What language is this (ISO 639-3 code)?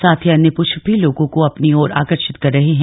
hin